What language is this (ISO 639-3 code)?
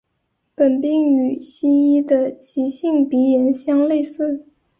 zho